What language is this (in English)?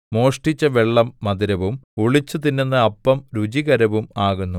Malayalam